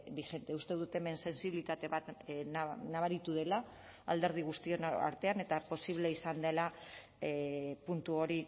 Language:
Basque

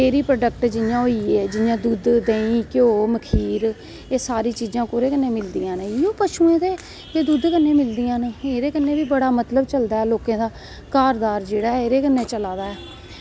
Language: Dogri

